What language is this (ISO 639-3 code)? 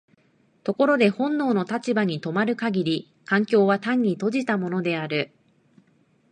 jpn